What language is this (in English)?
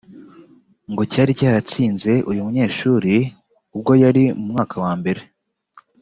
Kinyarwanda